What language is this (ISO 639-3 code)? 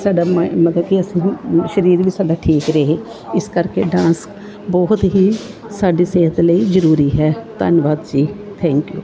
pan